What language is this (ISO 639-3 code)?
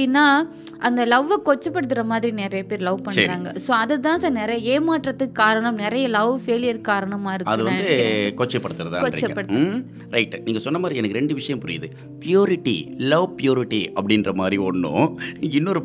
tam